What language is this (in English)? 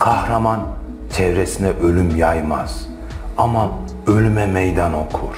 Turkish